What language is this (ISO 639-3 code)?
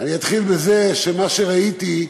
heb